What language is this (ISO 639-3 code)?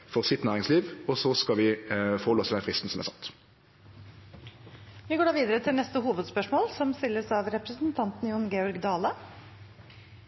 nor